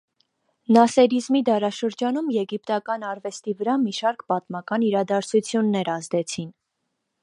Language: Armenian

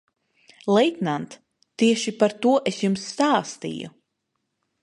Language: Latvian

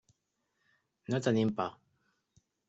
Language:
Catalan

